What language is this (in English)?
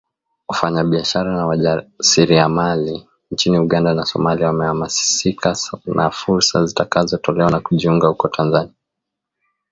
Swahili